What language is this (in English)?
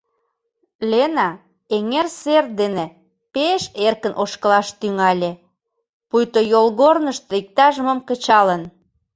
Mari